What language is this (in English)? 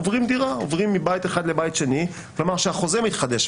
Hebrew